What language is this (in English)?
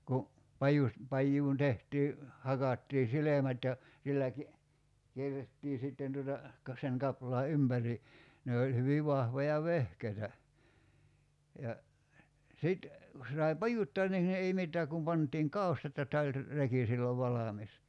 Finnish